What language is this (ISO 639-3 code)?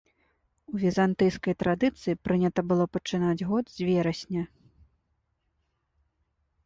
bel